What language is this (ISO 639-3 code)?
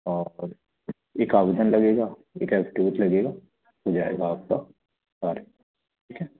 hin